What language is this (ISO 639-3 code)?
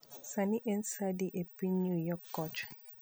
luo